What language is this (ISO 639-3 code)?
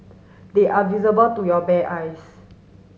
eng